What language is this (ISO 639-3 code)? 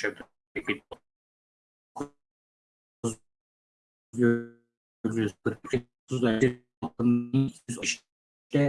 tur